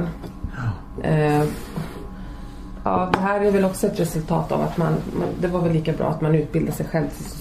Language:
Swedish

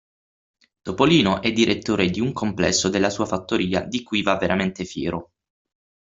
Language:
Italian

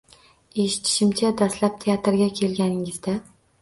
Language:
Uzbek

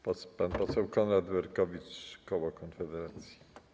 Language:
Polish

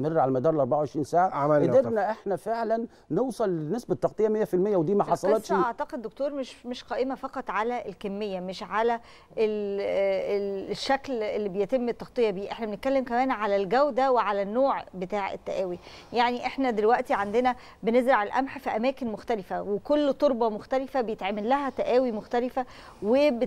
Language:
Arabic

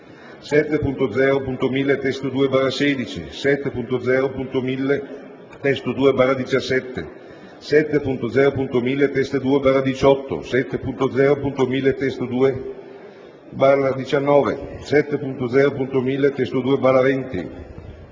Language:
Italian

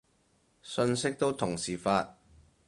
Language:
Cantonese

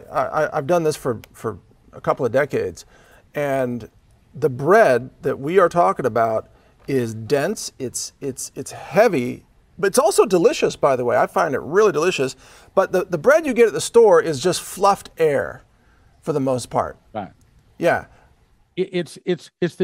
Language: English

